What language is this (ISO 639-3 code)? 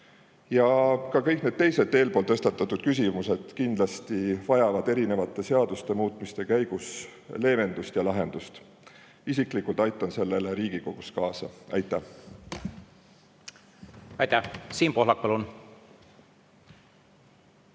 est